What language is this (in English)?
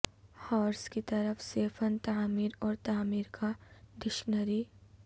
Urdu